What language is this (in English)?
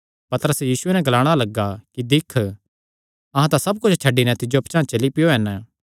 Kangri